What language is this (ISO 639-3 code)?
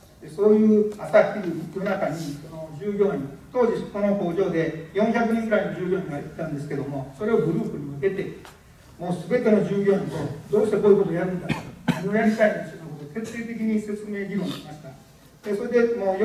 jpn